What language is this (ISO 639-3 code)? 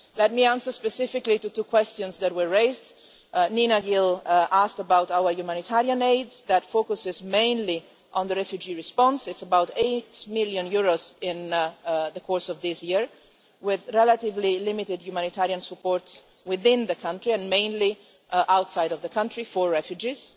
eng